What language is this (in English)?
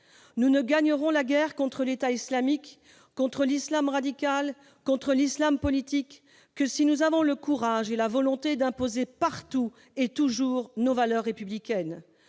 French